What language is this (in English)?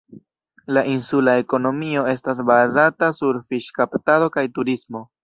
Esperanto